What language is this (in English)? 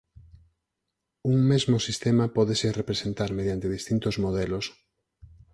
Galician